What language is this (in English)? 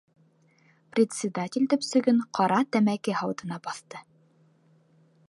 Bashkir